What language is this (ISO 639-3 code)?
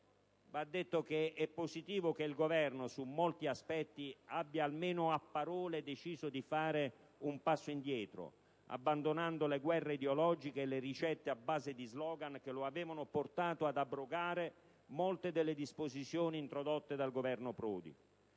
ita